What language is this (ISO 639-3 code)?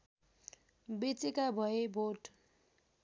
nep